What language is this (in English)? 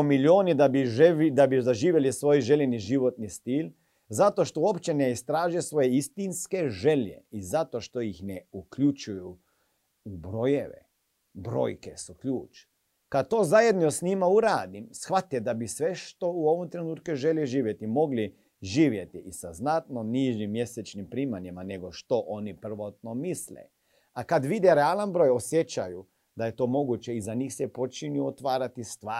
Croatian